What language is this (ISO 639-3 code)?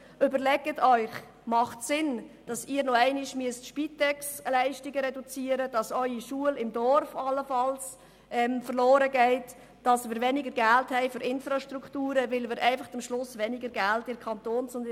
gsw